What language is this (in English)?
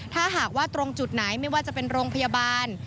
Thai